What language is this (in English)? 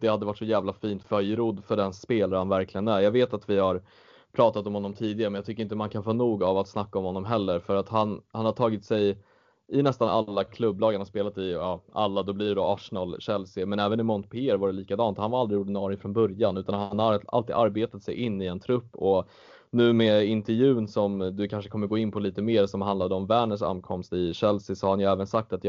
Swedish